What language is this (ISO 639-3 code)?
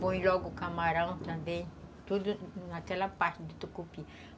por